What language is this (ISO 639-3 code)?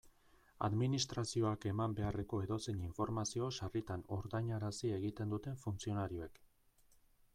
eus